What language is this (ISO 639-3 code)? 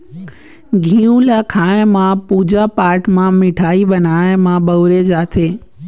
hne